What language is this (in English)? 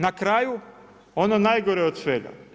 Croatian